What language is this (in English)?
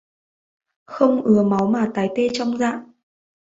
Vietnamese